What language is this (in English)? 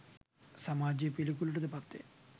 Sinhala